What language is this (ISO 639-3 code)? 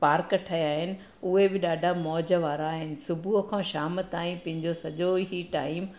snd